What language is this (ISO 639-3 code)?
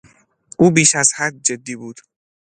fas